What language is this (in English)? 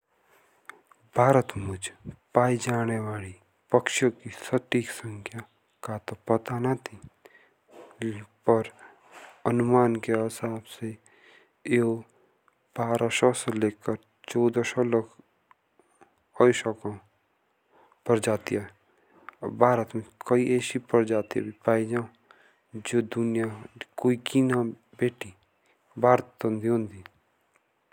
Jaunsari